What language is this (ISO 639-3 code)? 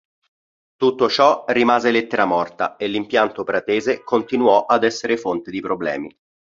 ita